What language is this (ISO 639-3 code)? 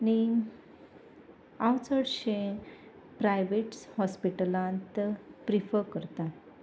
kok